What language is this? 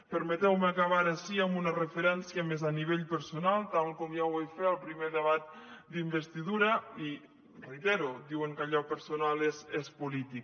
Catalan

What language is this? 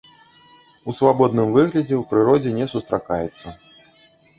Belarusian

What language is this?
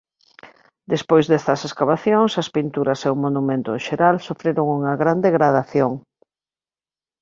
Galician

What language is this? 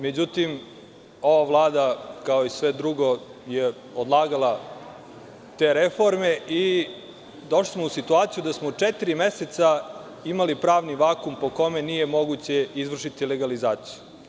Serbian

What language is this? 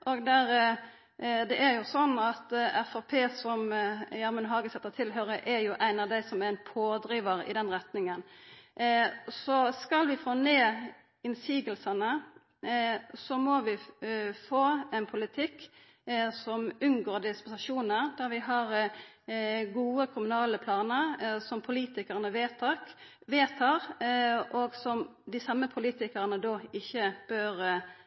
Norwegian Nynorsk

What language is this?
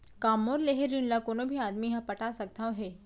Chhattisgarhi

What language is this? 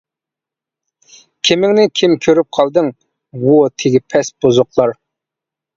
Uyghur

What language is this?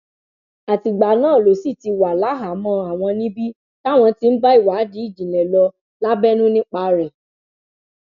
Yoruba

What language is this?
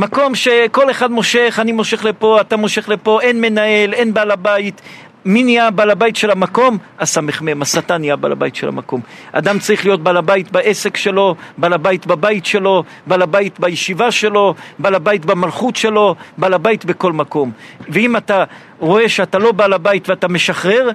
Hebrew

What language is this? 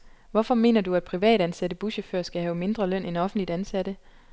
Danish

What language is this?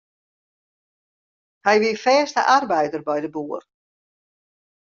Western Frisian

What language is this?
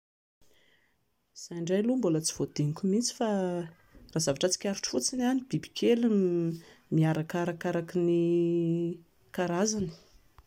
Malagasy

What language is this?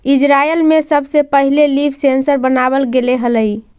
Magahi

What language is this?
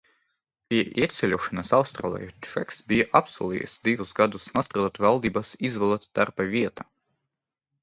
Latvian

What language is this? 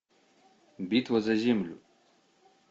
Russian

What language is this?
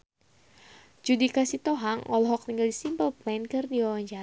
Sundanese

